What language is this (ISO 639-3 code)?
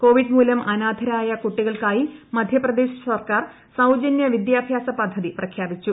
mal